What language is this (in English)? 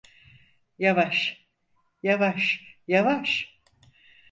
Turkish